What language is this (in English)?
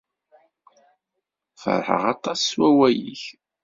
Kabyle